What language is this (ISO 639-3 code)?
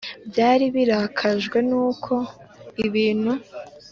kin